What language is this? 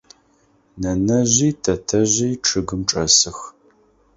Adyghe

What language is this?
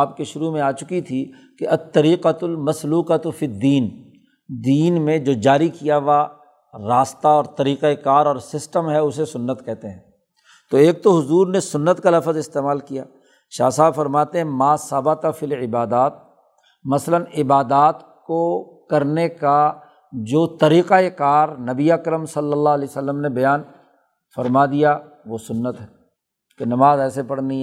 Urdu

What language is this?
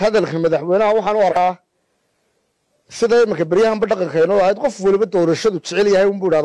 Arabic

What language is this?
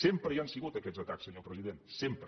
Catalan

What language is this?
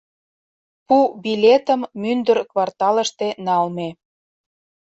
Mari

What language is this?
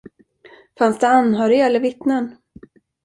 Swedish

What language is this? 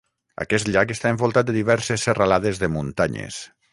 Catalan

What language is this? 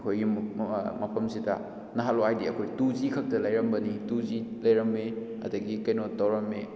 Manipuri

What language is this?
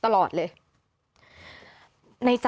Thai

